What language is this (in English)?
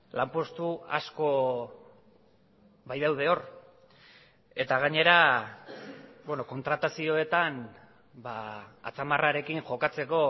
Basque